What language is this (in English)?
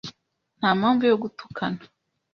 Kinyarwanda